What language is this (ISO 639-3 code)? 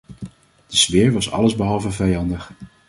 nld